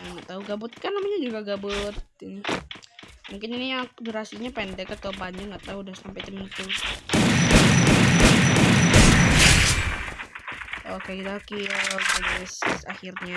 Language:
Indonesian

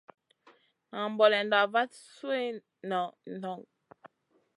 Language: Masana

